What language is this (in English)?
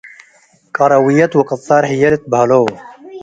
Tigre